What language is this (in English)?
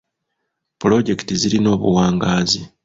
Ganda